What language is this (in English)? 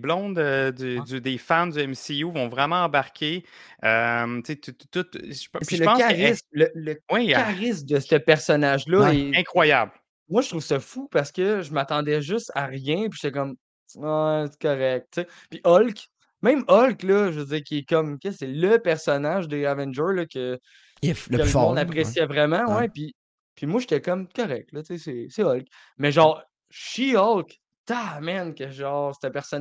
French